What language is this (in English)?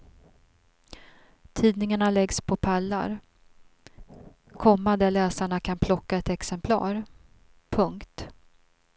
Swedish